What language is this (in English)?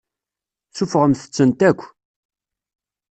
Kabyle